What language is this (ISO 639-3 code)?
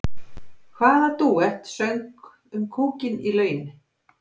isl